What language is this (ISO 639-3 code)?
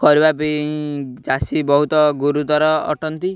ori